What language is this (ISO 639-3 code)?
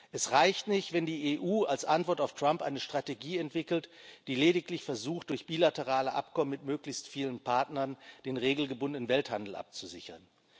deu